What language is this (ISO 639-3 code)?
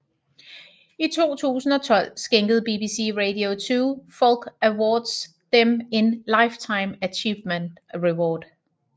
dan